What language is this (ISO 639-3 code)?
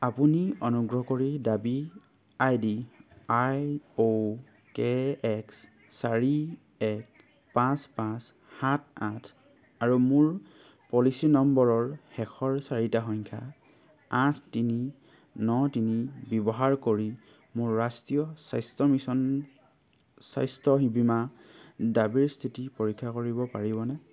asm